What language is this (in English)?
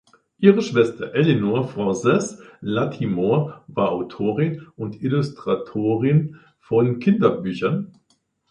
German